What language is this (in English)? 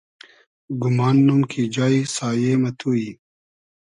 Hazaragi